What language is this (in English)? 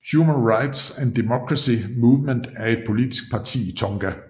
Danish